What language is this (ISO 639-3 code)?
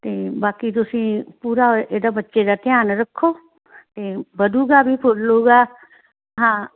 pan